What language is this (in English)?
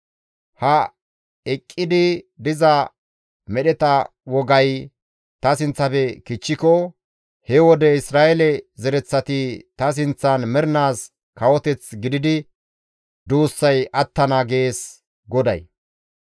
Gamo